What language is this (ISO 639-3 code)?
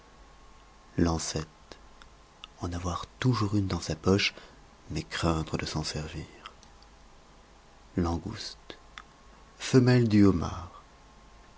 fra